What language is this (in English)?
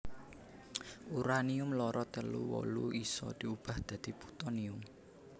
Javanese